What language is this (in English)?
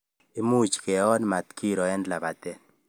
Kalenjin